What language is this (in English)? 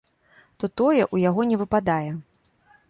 Belarusian